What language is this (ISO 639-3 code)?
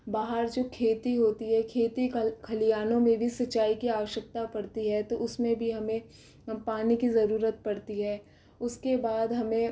hin